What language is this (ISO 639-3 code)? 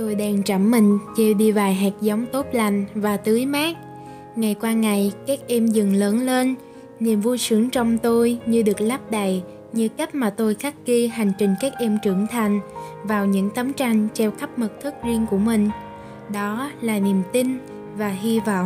vie